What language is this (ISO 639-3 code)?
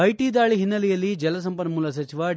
kan